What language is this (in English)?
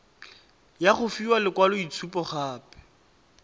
Tswana